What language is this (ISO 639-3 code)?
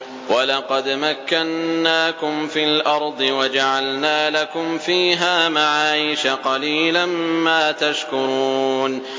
ara